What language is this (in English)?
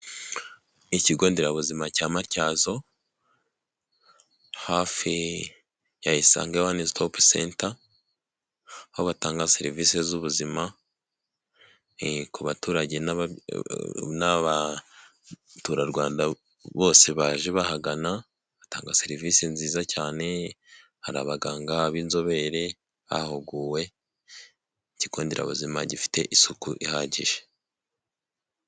Kinyarwanda